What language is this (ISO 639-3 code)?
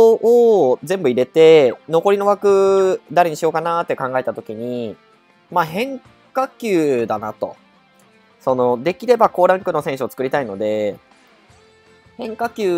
jpn